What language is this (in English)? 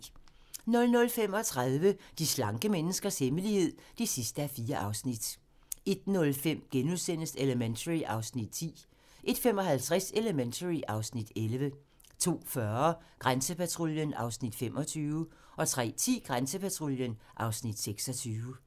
Danish